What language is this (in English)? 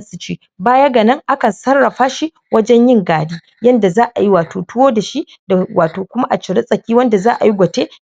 Hausa